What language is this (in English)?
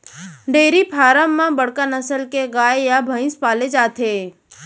Chhattisgarhi